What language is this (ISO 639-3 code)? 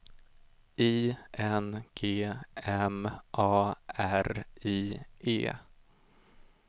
swe